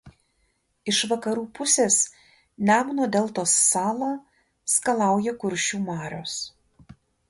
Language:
Lithuanian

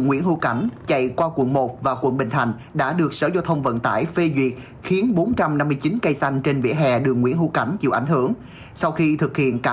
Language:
Vietnamese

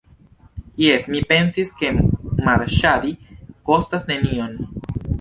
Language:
Esperanto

